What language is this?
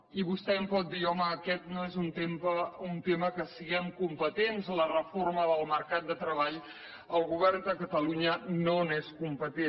Catalan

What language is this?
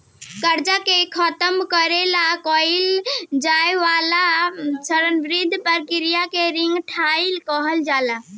Bhojpuri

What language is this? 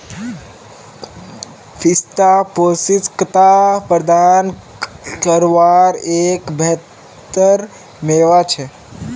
Magahi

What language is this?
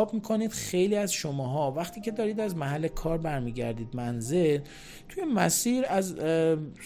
Persian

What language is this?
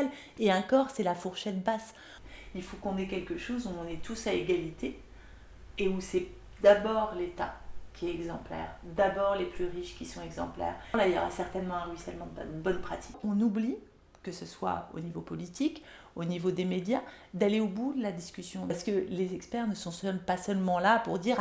French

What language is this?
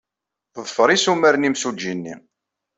Kabyle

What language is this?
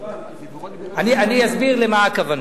Hebrew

